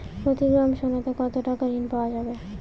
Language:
Bangla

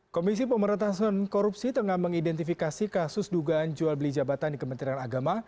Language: Indonesian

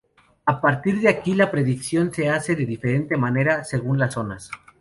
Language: Spanish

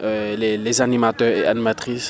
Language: Wolof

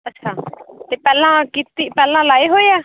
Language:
Punjabi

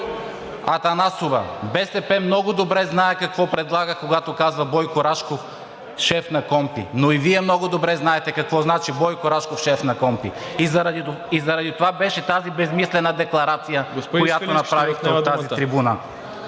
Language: Bulgarian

